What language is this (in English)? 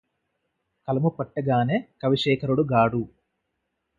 Telugu